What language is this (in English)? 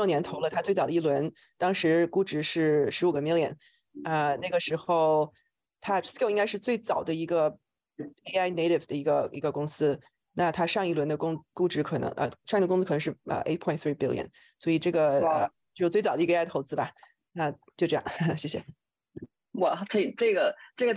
Chinese